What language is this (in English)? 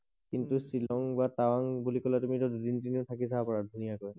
Assamese